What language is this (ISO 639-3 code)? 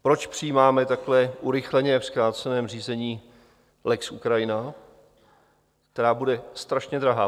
ces